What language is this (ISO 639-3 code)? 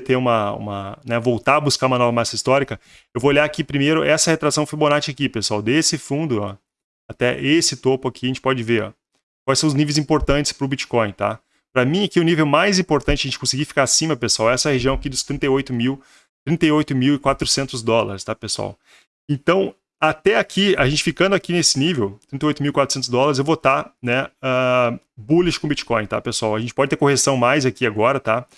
por